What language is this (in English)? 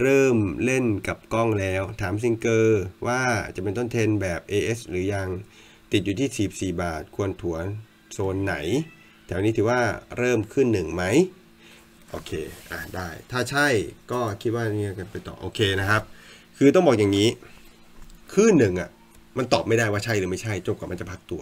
Thai